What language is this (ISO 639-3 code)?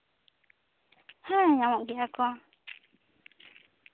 sat